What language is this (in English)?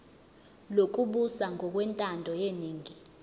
Zulu